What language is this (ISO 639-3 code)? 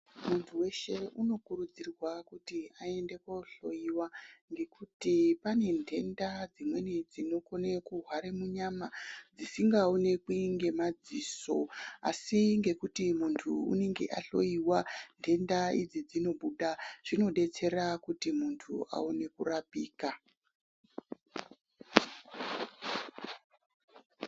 ndc